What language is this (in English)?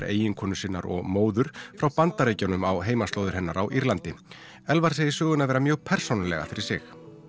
Icelandic